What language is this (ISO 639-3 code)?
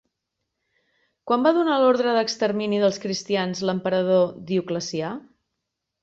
cat